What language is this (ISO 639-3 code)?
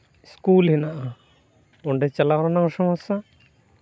sat